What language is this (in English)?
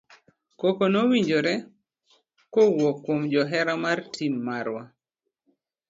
Luo (Kenya and Tanzania)